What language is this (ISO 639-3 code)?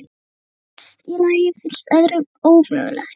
isl